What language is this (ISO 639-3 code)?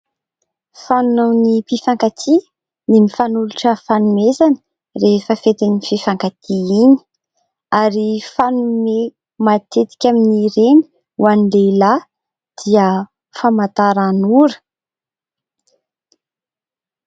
mlg